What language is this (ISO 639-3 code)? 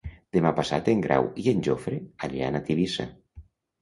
cat